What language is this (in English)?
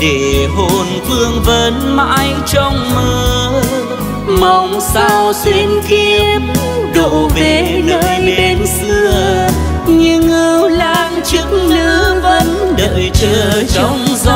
Vietnamese